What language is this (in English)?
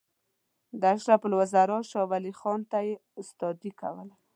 Pashto